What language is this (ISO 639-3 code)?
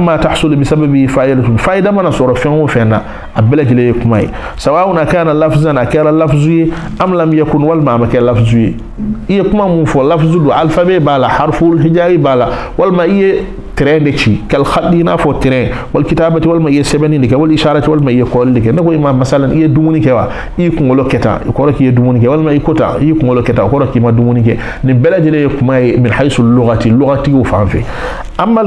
ara